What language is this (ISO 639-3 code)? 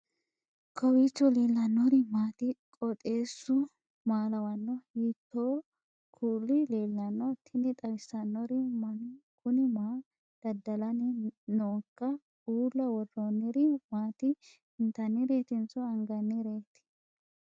sid